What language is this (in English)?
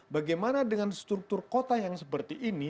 Indonesian